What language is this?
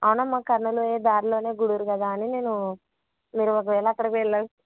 Telugu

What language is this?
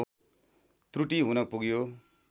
Nepali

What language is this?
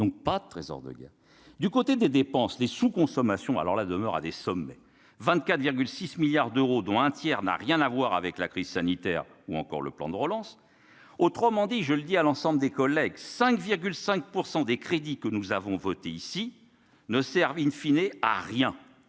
French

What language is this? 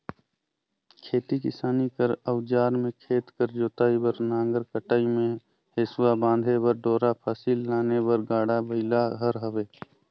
Chhattisgarhi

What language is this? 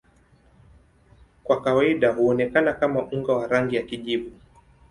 Swahili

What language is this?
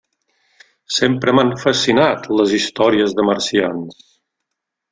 Catalan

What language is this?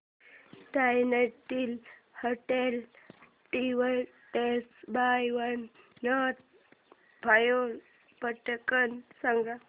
Marathi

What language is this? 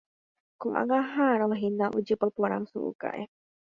Guarani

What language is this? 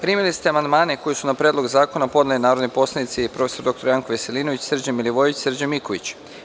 Serbian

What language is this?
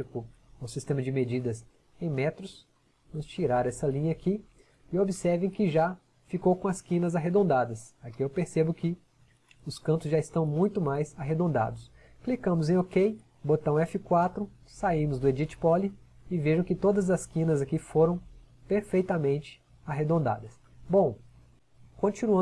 Portuguese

